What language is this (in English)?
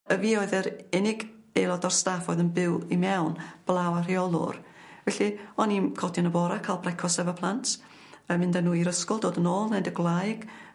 Welsh